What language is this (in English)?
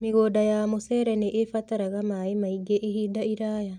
Kikuyu